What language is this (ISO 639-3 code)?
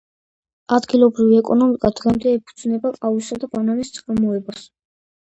kat